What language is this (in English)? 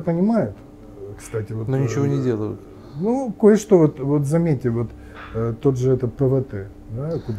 Russian